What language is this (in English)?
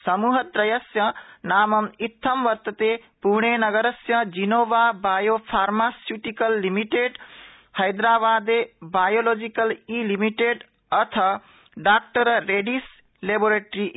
Sanskrit